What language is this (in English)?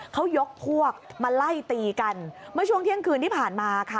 Thai